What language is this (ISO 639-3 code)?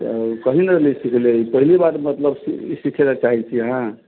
mai